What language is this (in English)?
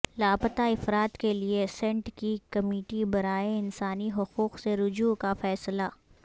Urdu